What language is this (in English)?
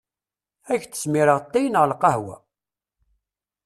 Kabyle